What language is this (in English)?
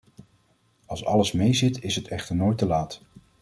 Dutch